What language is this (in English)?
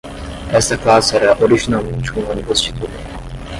Portuguese